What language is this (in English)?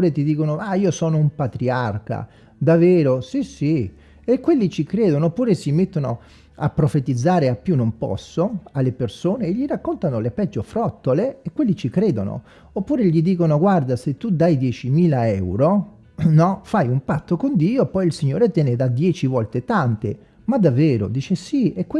Italian